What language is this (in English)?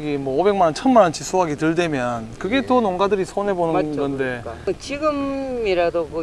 Korean